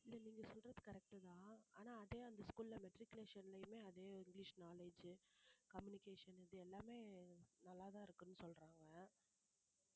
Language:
Tamil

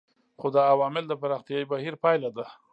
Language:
Pashto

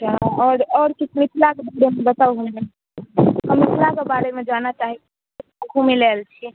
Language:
Maithili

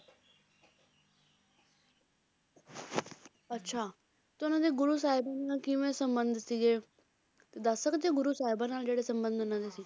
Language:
Punjabi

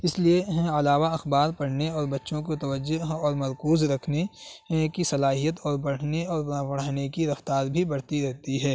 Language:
Urdu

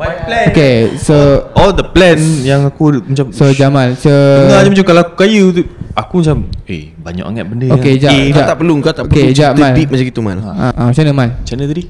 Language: Malay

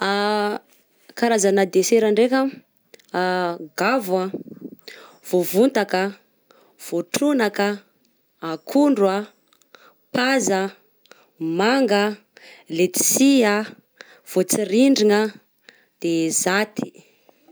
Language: Southern Betsimisaraka Malagasy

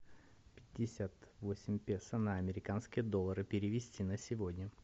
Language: Russian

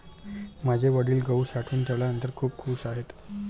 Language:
Marathi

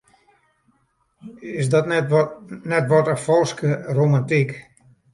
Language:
Western Frisian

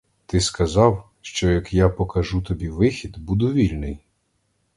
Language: Ukrainian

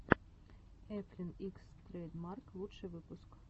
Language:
Russian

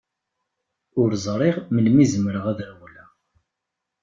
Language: Kabyle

